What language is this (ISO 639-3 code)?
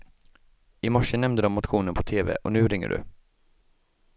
swe